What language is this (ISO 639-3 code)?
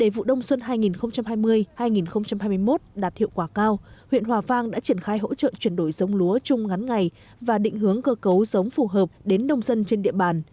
vie